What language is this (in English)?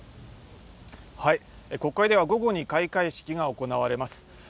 Japanese